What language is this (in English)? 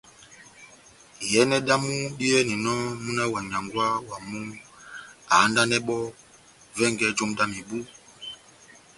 Batanga